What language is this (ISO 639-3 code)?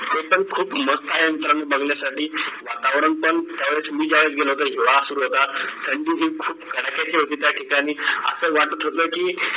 mar